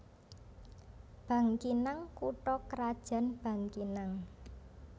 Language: Javanese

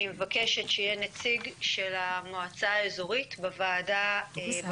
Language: Hebrew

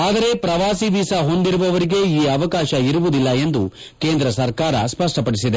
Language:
Kannada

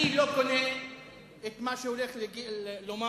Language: Hebrew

